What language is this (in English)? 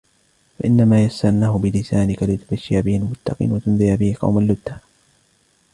Arabic